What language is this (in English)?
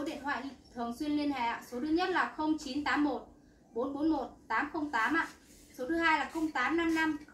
Vietnamese